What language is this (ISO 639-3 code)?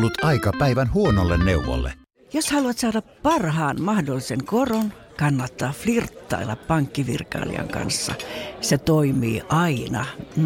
fin